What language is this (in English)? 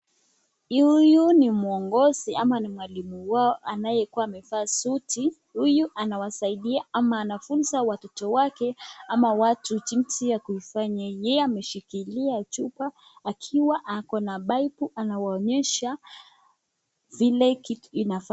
Swahili